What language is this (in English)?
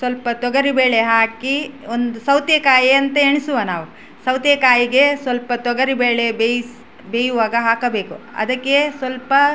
Kannada